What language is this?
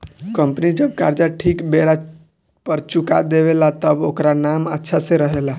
Bhojpuri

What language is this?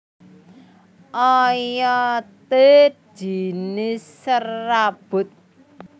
Javanese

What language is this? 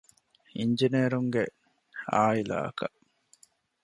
Divehi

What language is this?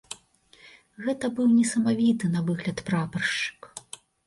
Belarusian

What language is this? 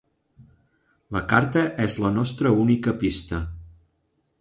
Catalan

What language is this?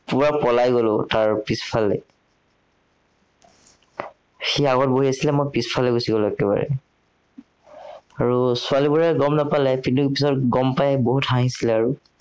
Assamese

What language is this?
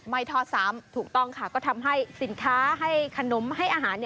Thai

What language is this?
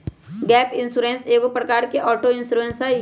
Magahi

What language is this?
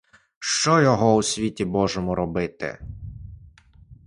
Ukrainian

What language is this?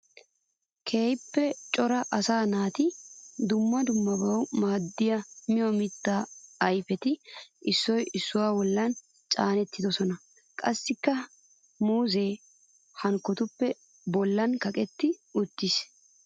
Wolaytta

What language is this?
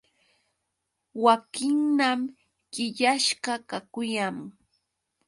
Yauyos Quechua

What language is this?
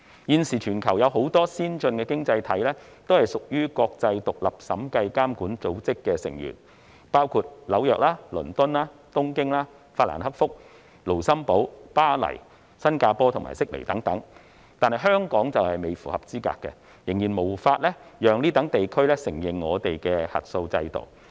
Cantonese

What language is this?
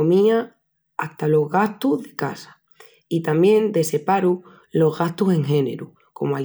Extremaduran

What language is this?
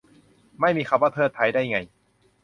Thai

